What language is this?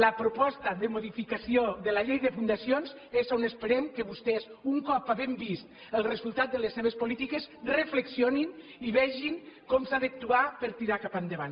Catalan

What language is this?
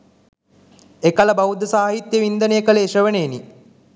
Sinhala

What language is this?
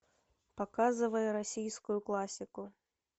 Russian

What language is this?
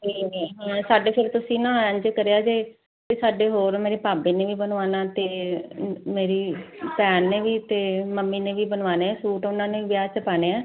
Punjabi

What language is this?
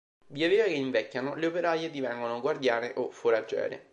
Italian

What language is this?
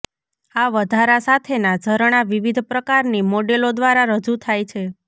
Gujarati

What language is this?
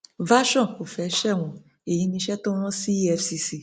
Yoruba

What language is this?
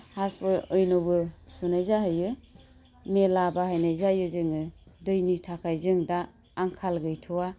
Bodo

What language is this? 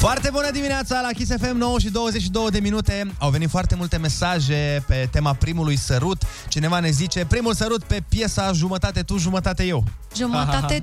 Romanian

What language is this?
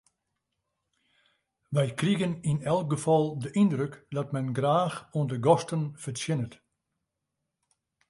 Western Frisian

